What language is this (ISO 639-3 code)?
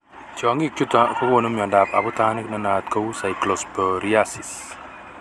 kln